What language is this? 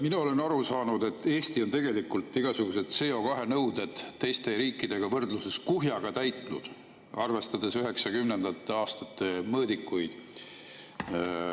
Estonian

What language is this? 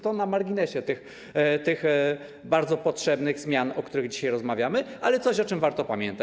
Polish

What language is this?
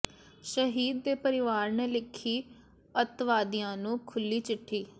Punjabi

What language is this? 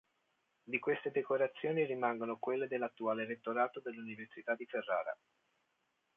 Italian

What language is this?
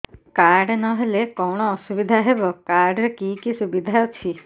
Odia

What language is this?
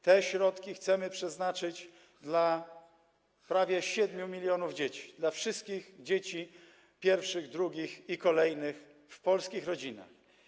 Polish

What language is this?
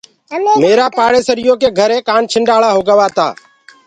Gurgula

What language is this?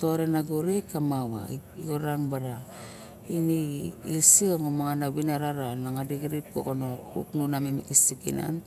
Barok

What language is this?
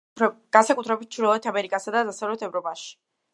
Georgian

